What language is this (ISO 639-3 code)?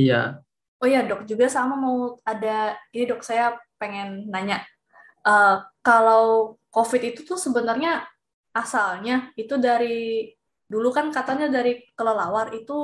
ind